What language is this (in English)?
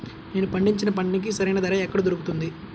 Telugu